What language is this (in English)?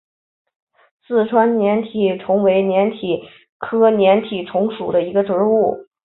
Chinese